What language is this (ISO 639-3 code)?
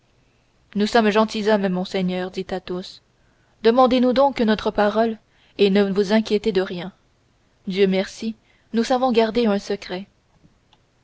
fra